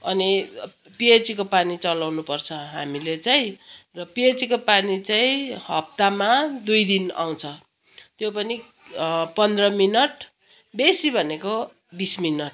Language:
Nepali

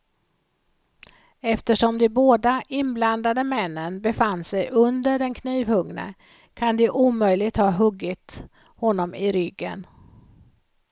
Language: Swedish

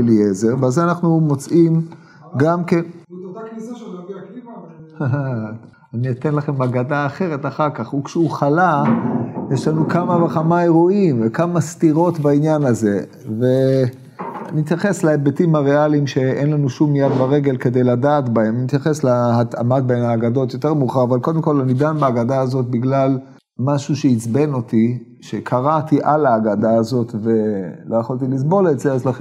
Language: Hebrew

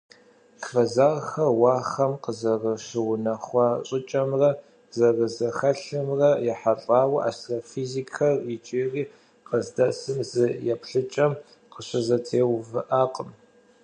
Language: Kabardian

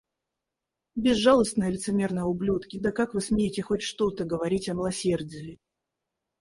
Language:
Russian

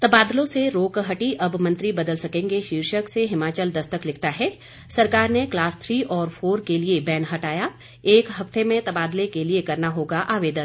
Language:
Hindi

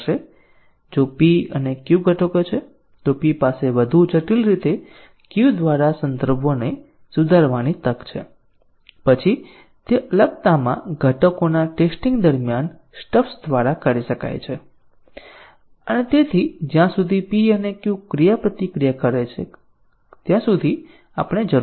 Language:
Gujarati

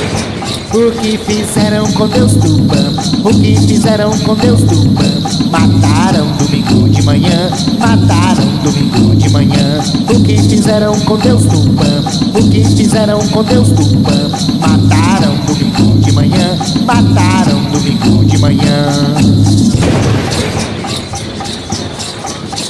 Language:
Portuguese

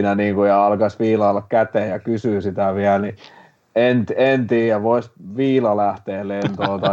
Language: Finnish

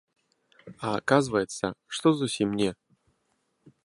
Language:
Belarusian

